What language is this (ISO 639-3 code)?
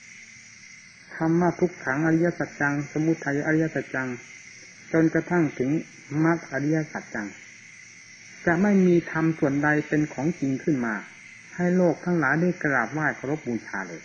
tha